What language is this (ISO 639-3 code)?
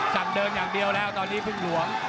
tha